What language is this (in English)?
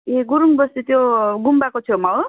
Nepali